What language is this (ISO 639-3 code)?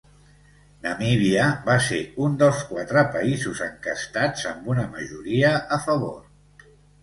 cat